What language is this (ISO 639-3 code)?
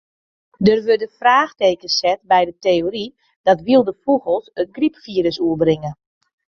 fry